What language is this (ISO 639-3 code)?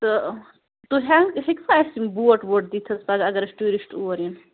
kas